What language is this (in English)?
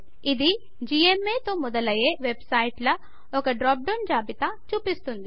Telugu